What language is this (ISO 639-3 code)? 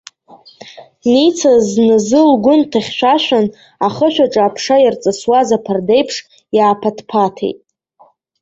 abk